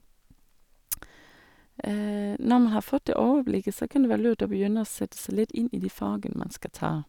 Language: Norwegian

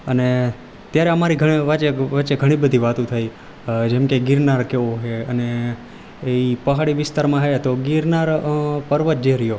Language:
Gujarati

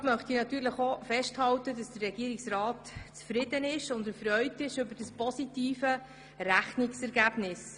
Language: Swiss German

